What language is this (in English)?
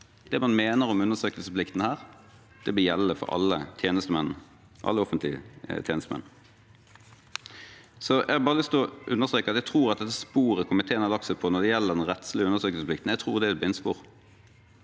Norwegian